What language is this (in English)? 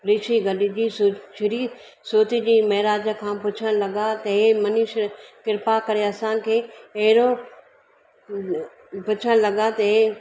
Sindhi